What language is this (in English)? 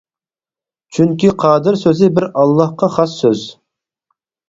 Uyghur